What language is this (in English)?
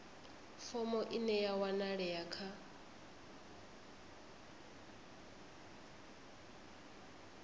Venda